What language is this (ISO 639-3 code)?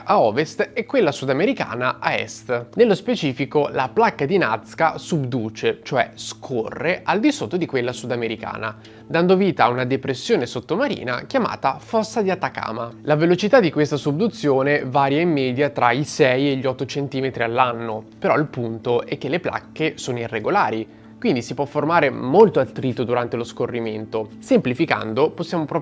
ita